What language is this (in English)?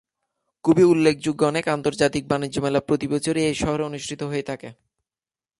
Bangla